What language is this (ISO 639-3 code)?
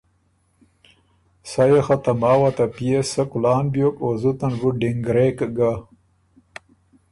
oru